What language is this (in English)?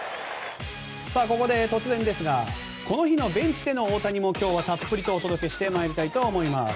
Japanese